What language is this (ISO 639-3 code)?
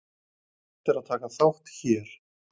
isl